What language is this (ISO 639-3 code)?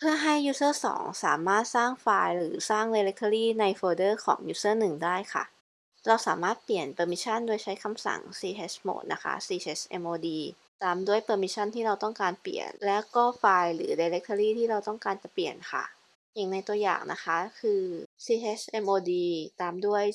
tha